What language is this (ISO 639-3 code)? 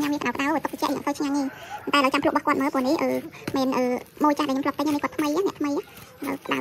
vie